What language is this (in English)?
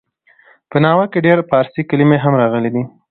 Pashto